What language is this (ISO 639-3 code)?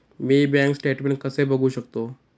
mar